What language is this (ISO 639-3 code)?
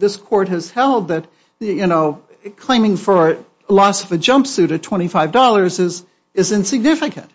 eng